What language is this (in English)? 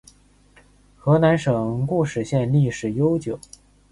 Chinese